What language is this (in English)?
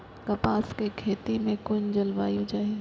Maithili